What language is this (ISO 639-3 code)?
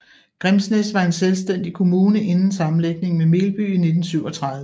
dan